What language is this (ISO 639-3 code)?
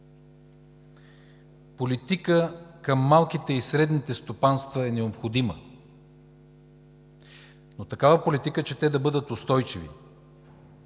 bul